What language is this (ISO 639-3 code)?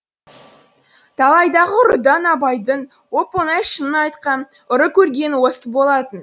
kaz